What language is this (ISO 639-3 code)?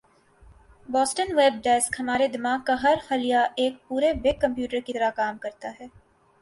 urd